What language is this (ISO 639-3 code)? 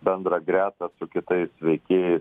lit